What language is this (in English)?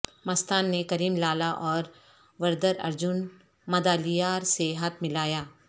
Urdu